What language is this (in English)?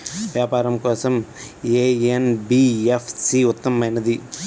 Telugu